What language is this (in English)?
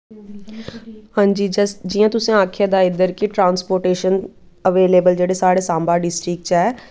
Dogri